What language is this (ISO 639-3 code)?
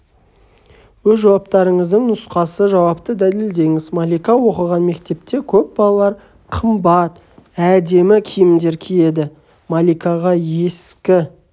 kaz